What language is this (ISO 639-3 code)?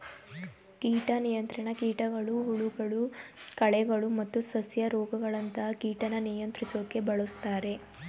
kan